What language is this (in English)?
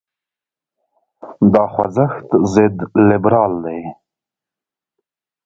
Pashto